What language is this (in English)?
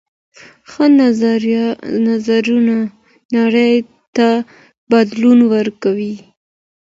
Pashto